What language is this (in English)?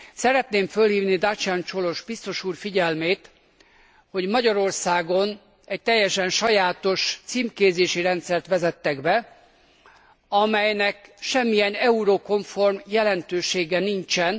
Hungarian